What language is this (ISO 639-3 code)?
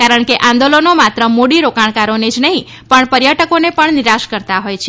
guj